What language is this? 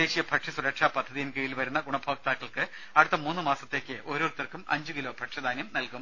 Malayalam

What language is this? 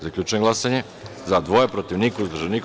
Serbian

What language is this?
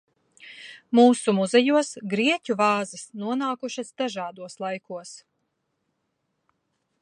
Latvian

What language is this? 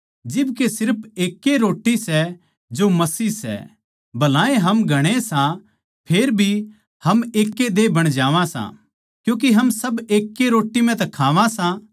Haryanvi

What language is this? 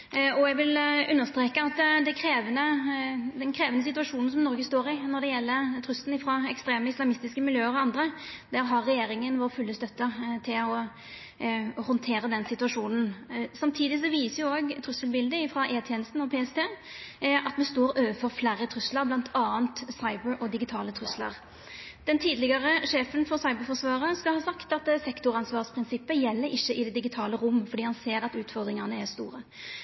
Norwegian Nynorsk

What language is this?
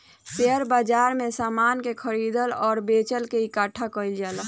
Bhojpuri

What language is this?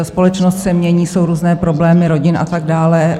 Czech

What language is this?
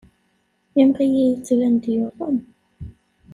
Kabyle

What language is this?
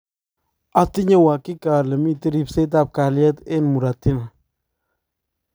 Kalenjin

